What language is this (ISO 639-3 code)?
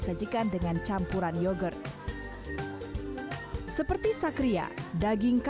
ind